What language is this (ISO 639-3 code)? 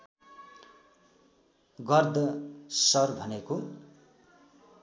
nep